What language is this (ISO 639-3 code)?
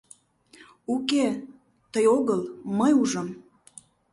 chm